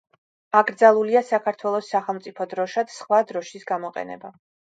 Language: Georgian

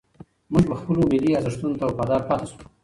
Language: Pashto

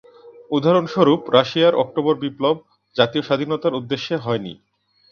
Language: Bangla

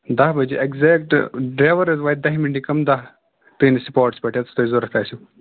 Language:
Kashmiri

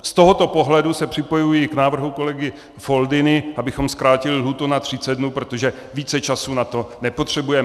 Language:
Czech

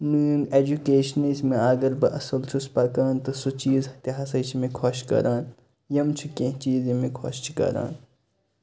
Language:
Kashmiri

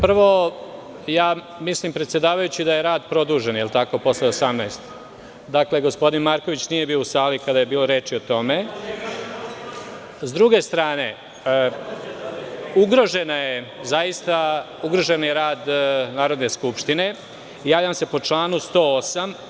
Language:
Serbian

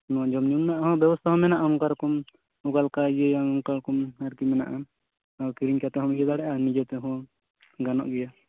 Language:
Santali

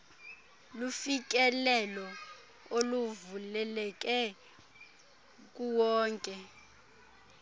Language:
Xhosa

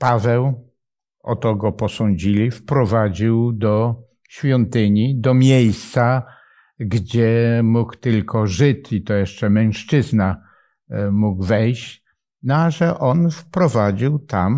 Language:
Polish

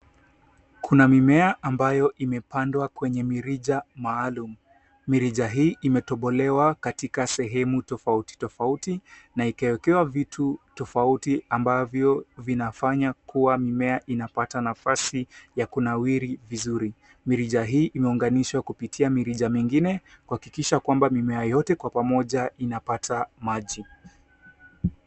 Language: Swahili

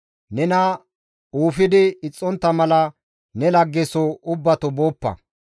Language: Gamo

